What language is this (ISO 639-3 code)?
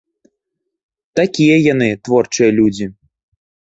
bel